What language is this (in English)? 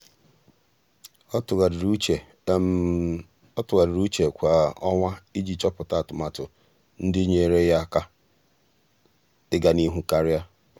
Igbo